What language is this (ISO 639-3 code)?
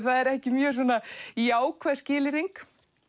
isl